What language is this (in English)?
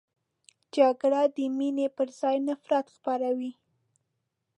Pashto